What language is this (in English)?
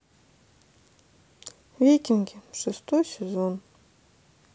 Russian